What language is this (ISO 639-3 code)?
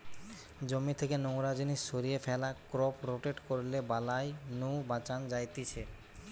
ben